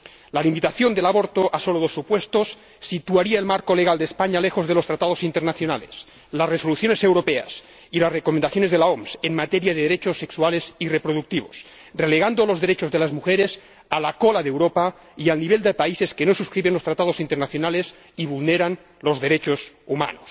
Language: Spanish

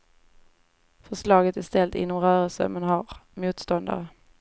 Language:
Swedish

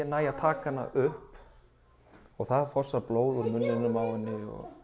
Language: Icelandic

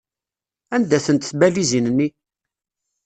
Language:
Kabyle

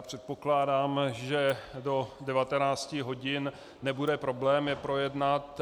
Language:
Czech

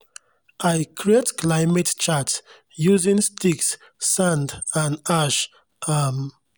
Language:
Nigerian Pidgin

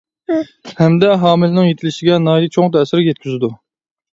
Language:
Uyghur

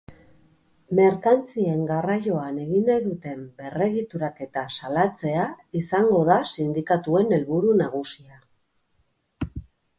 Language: Basque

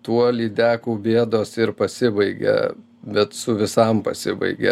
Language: Lithuanian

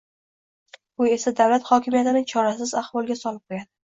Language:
Uzbek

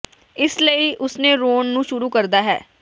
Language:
Punjabi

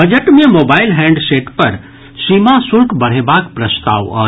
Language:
Maithili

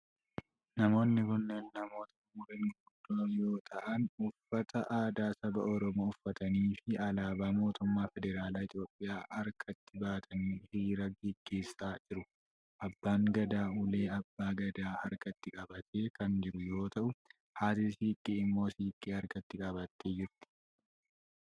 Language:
Oromo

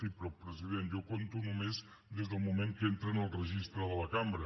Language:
Catalan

